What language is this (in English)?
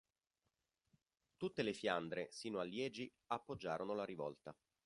Italian